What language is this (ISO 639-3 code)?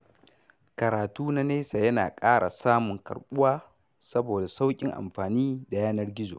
hau